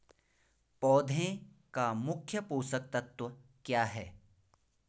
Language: Hindi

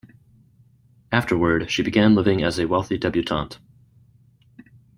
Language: English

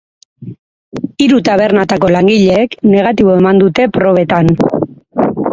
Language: Basque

